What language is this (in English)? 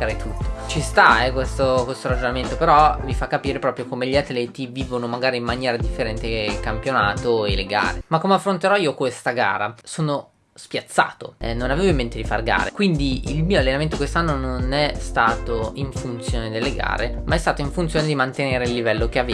Italian